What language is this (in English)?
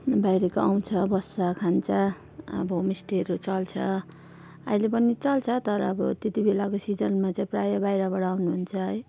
Nepali